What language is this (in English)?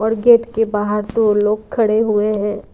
Hindi